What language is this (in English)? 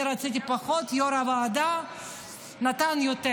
Hebrew